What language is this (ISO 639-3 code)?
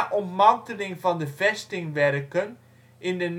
nld